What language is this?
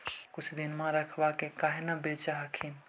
Magahi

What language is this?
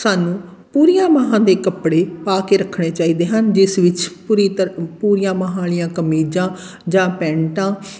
Punjabi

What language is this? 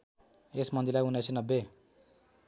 Nepali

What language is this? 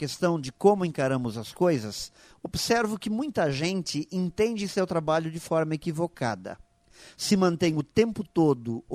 Portuguese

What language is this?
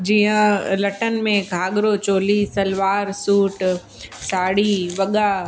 Sindhi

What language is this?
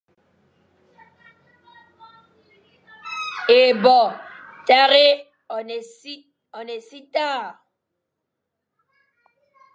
Fang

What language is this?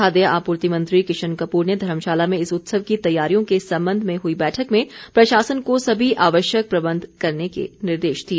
Hindi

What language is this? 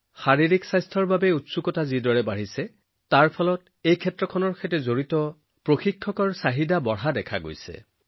Assamese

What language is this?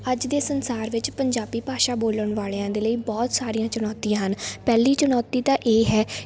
Punjabi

